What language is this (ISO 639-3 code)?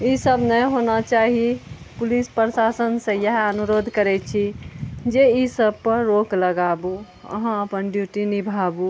mai